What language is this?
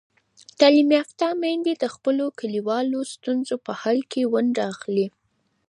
Pashto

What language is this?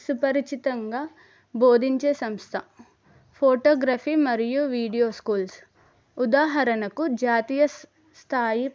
Telugu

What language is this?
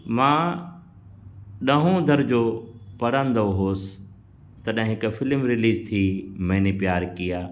Sindhi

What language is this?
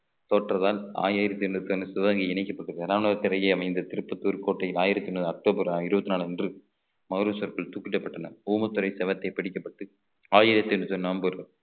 Tamil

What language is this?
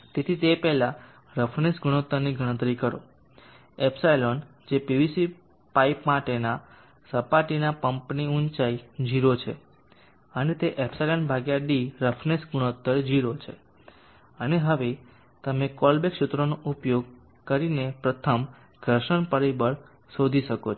Gujarati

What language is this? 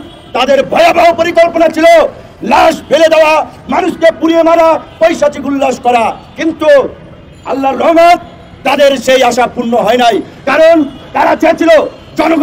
Indonesian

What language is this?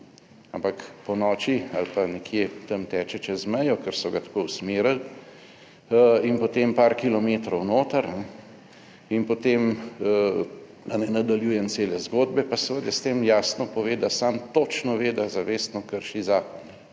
Slovenian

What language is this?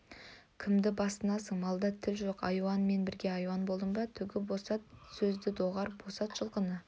Kazakh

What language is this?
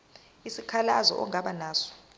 Zulu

